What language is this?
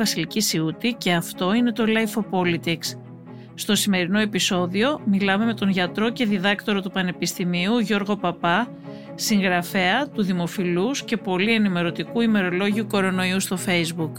Greek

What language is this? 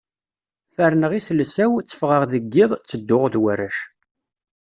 Kabyle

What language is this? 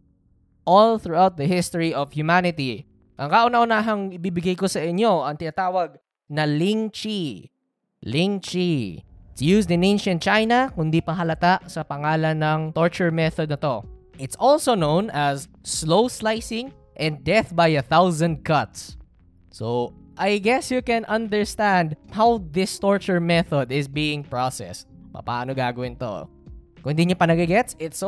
Filipino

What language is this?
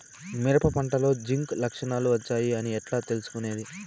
Telugu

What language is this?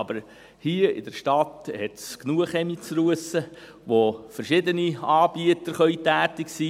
Swiss German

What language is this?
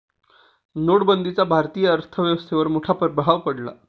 Marathi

